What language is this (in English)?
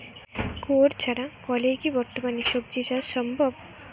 Bangla